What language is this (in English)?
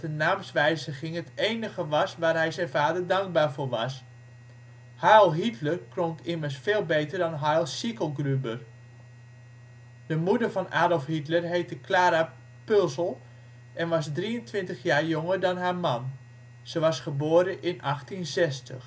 Dutch